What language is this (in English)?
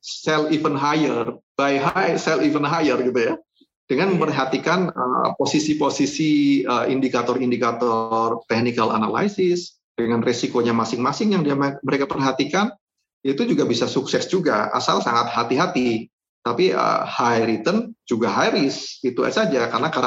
Indonesian